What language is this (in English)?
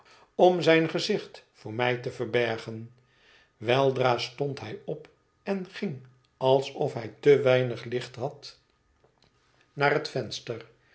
Dutch